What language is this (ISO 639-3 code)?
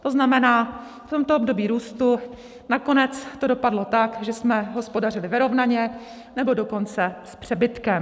ces